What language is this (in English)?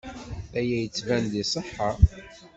Kabyle